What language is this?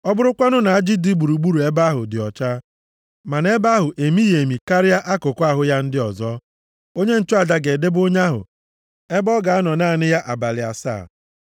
Igbo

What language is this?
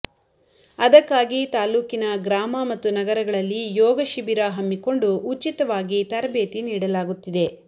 Kannada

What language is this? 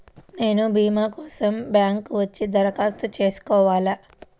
Telugu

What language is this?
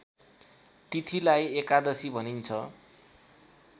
Nepali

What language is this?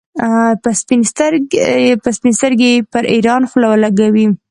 Pashto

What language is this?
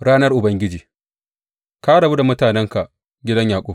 Hausa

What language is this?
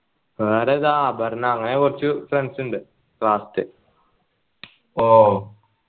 Malayalam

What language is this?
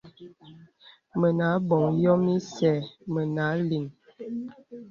Bebele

